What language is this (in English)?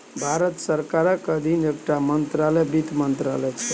Maithili